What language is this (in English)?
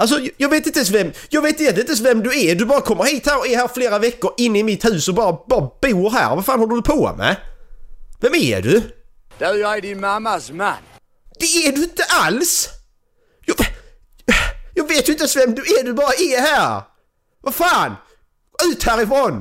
Swedish